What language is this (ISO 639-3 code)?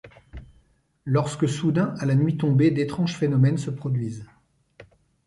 fra